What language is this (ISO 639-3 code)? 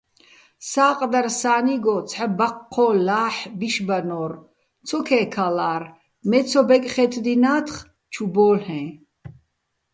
bbl